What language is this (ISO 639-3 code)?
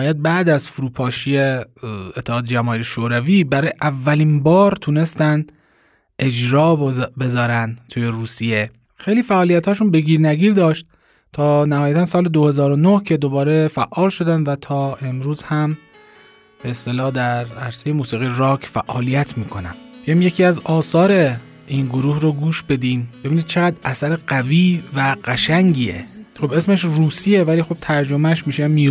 fas